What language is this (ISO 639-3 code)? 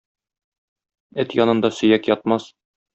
tat